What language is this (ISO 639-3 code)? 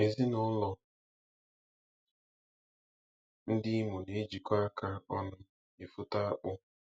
ibo